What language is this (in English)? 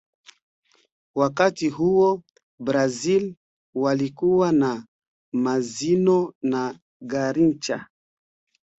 Swahili